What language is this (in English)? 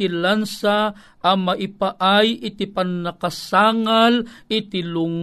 Filipino